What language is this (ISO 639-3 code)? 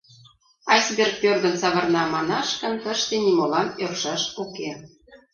chm